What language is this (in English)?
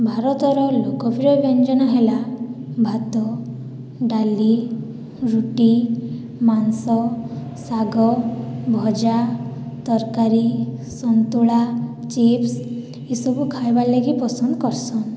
Odia